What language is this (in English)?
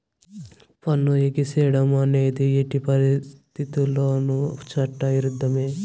Telugu